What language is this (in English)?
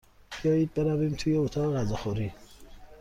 Persian